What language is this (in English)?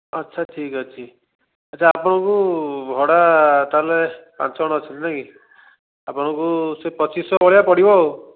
Odia